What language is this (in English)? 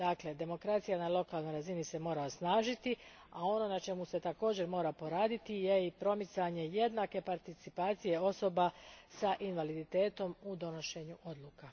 Croatian